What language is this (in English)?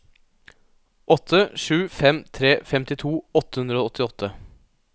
Norwegian